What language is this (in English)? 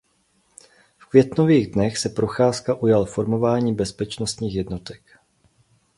Czech